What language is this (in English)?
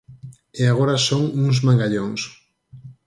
Galician